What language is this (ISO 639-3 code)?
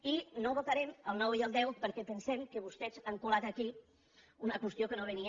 cat